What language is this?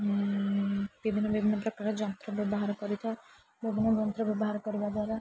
Odia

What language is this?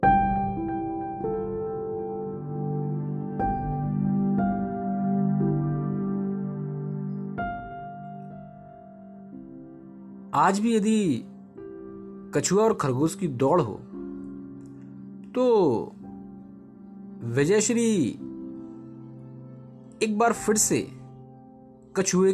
Hindi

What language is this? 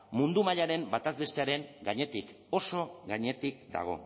Basque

